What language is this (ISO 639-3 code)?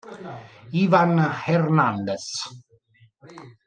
ita